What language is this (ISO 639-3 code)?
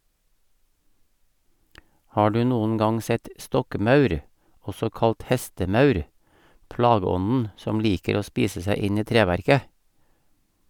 nor